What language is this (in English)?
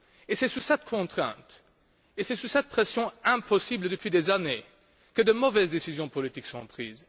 French